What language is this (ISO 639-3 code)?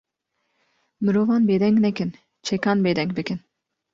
kur